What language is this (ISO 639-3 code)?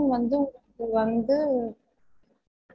tam